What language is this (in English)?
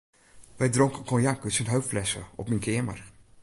Western Frisian